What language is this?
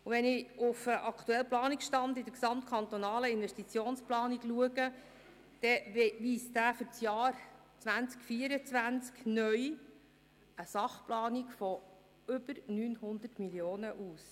Swiss German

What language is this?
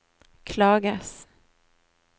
Norwegian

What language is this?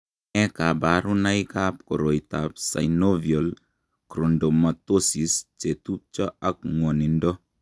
Kalenjin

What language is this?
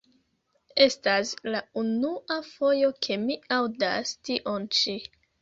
Esperanto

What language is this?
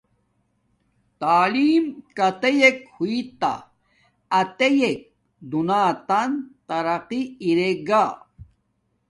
Domaaki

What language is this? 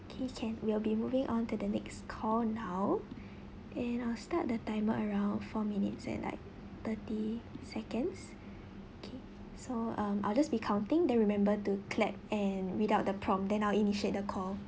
English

